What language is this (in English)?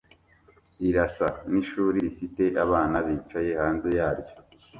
Kinyarwanda